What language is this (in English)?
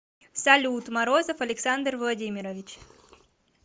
Russian